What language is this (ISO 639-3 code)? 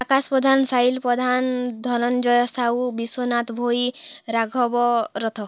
ori